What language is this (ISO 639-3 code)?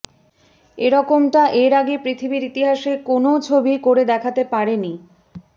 ben